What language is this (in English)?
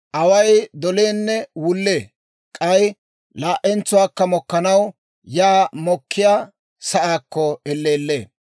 Dawro